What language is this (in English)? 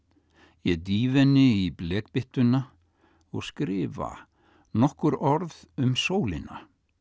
Icelandic